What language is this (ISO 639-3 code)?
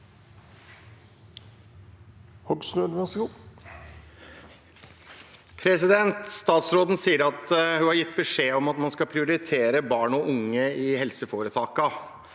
nor